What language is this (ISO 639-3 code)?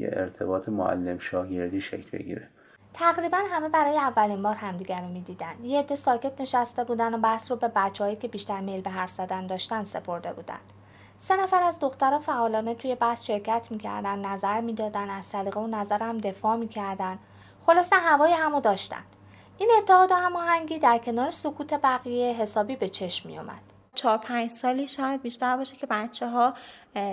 fas